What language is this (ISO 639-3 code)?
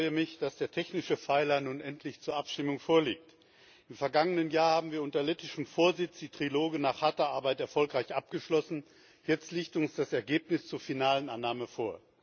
deu